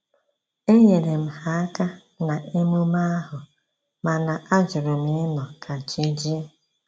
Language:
Igbo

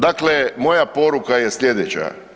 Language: Croatian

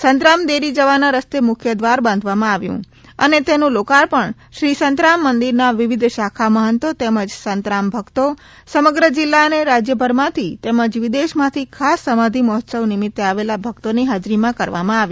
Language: Gujarati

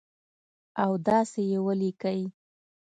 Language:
Pashto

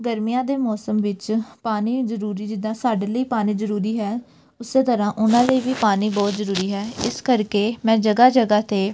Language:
Punjabi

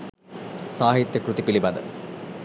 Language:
Sinhala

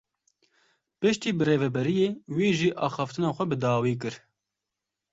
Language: Kurdish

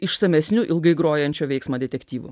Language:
Lithuanian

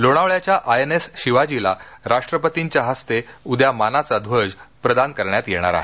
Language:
Marathi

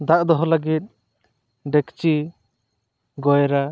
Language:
Santali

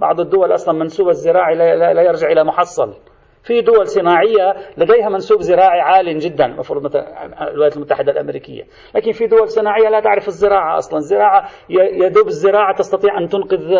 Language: Arabic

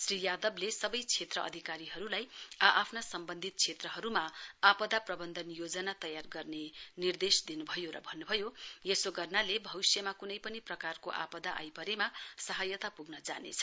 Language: Nepali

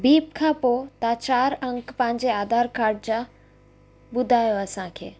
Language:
Sindhi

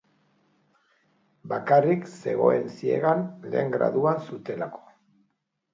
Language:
Basque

